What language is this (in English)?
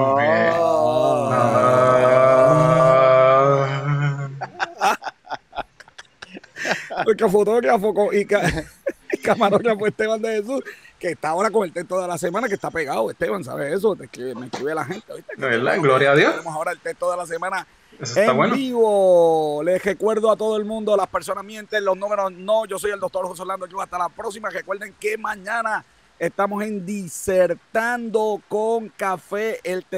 Spanish